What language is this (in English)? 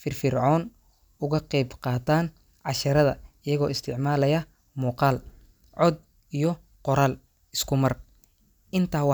Somali